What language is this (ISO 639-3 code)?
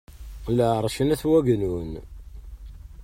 kab